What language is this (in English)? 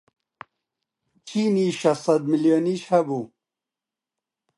Central Kurdish